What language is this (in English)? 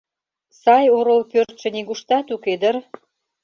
Mari